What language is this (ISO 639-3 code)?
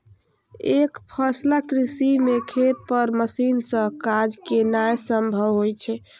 mai